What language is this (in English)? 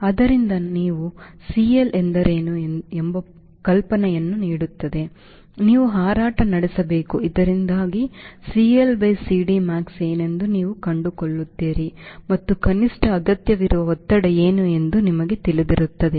Kannada